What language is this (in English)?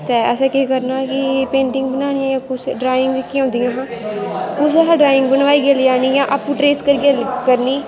Dogri